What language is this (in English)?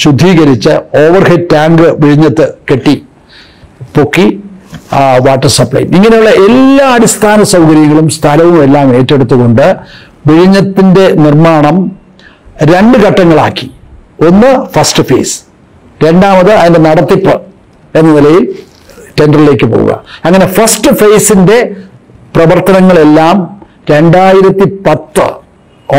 Arabic